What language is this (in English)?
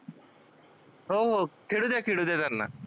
Marathi